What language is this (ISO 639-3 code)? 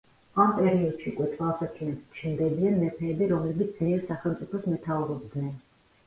kat